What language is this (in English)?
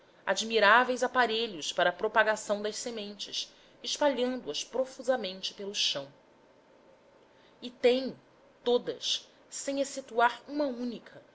Portuguese